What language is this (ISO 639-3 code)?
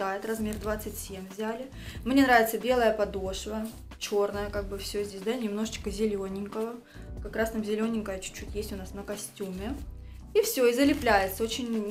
rus